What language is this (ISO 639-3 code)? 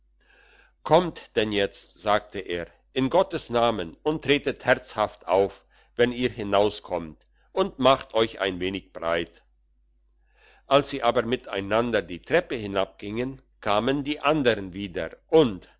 deu